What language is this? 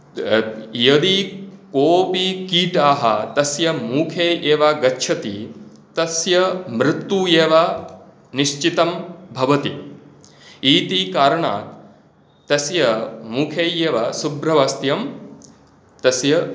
Sanskrit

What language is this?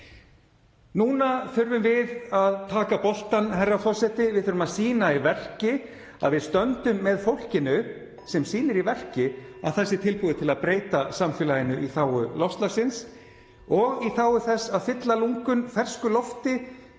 Icelandic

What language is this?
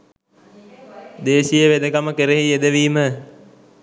Sinhala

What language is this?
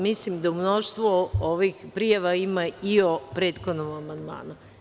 Serbian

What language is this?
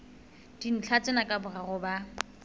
Southern Sotho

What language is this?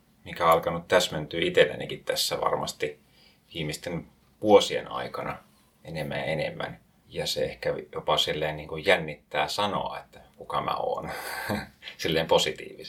Finnish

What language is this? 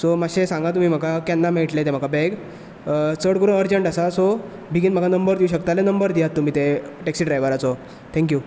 Konkani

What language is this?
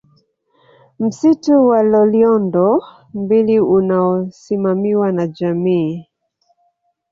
Swahili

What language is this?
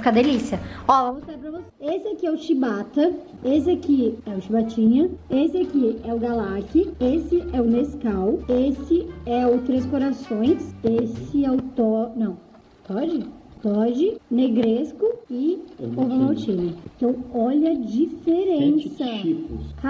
Portuguese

